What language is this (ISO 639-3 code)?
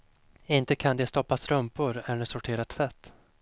swe